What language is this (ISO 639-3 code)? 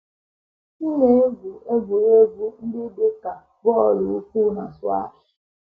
ibo